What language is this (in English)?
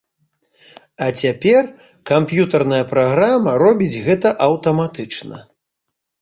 Belarusian